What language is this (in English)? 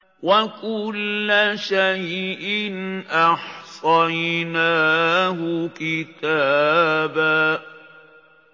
Arabic